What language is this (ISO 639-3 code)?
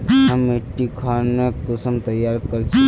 mag